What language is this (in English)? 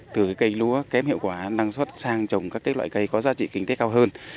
Vietnamese